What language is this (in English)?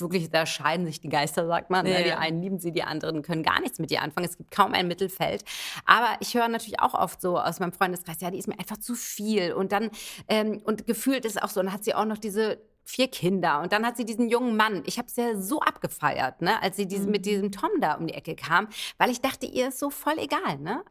German